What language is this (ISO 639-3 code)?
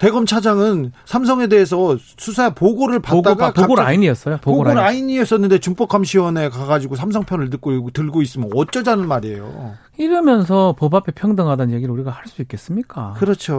kor